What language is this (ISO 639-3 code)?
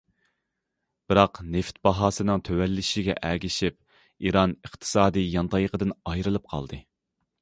uig